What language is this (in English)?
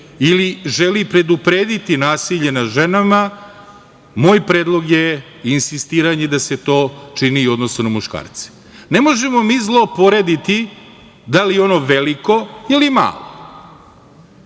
Serbian